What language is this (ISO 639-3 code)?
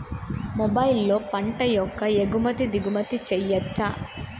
tel